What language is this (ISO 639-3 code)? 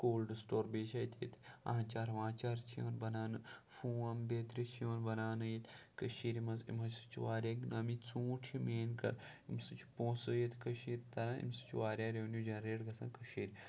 kas